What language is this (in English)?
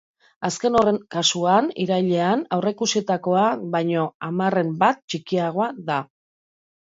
Basque